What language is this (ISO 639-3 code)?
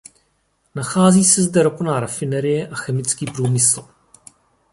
ces